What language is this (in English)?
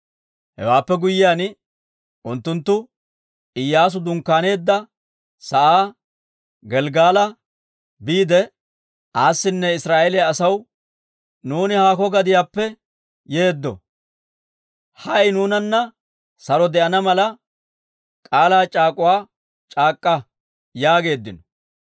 Dawro